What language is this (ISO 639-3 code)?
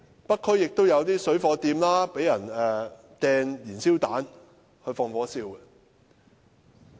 yue